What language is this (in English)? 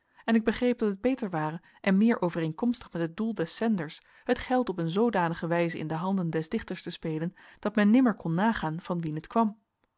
Dutch